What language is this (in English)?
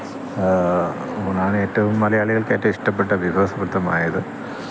Malayalam